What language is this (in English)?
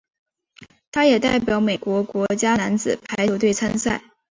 Chinese